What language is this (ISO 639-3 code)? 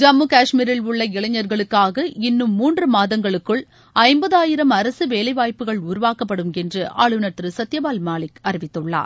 tam